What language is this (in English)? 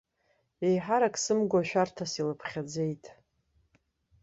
Abkhazian